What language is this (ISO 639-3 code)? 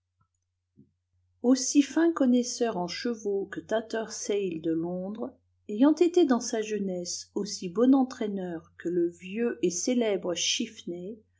fra